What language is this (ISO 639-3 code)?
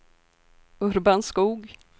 swe